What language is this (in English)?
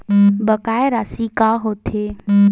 Chhattisgarhi